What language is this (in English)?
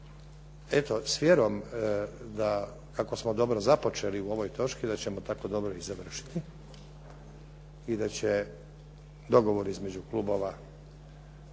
Croatian